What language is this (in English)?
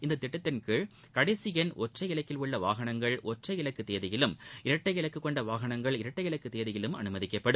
Tamil